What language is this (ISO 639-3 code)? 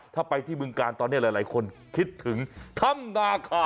tha